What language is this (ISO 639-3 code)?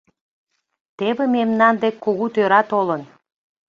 chm